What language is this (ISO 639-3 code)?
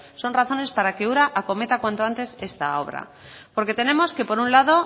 spa